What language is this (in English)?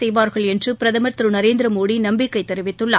Tamil